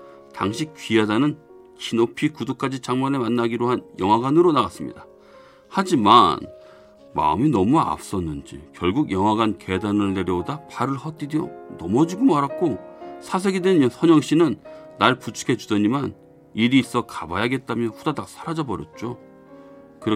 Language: Korean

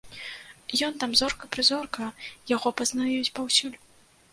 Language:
Belarusian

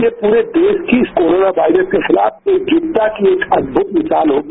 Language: Hindi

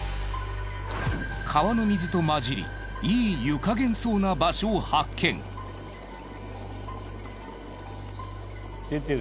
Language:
Japanese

